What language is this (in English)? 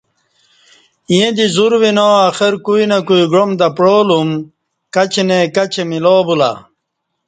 Kati